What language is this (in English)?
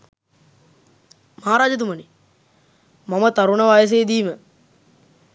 Sinhala